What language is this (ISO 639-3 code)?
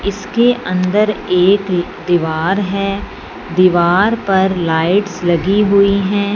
hin